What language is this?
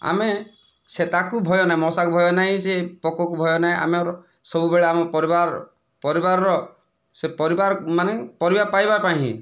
Odia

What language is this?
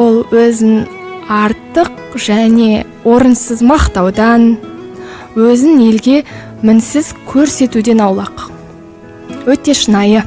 Kazakh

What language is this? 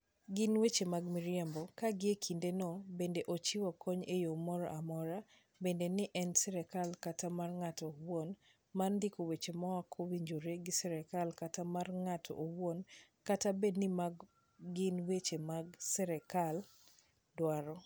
Luo (Kenya and Tanzania)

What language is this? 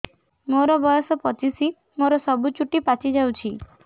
Odia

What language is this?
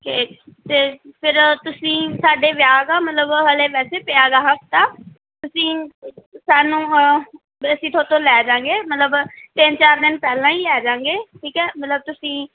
Punjabi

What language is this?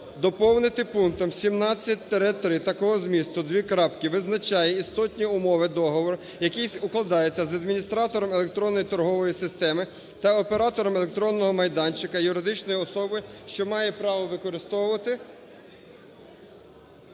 Ukrainian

